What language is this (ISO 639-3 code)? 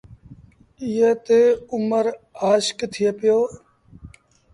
sbn